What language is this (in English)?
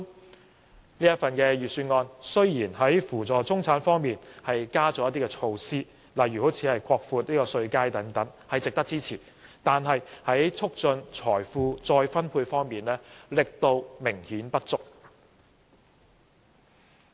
Cantonese